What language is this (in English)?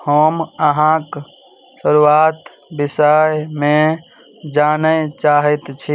Maithili